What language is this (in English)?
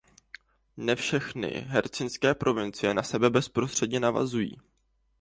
Czech